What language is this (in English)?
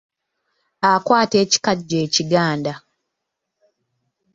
Ganda